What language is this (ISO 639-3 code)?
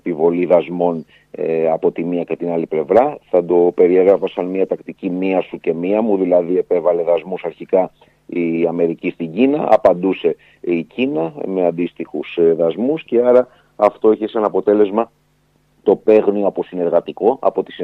ell